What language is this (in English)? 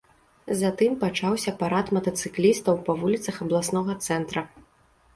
Belarusian